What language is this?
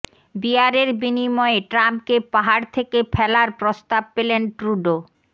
Bangla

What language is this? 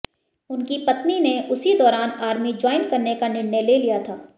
Hindi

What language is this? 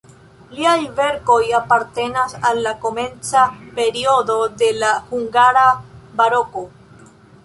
Esperanto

